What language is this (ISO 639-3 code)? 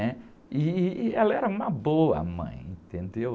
por